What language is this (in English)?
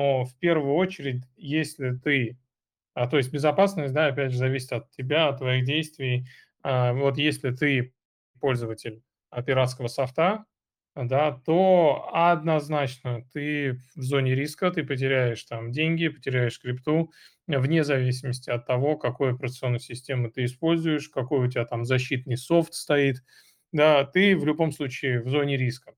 Russian